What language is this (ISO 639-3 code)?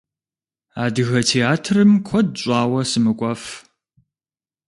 kbd